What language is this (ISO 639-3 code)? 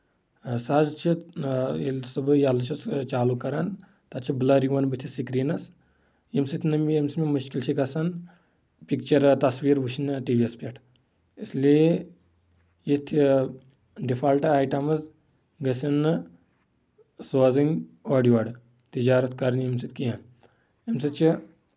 kas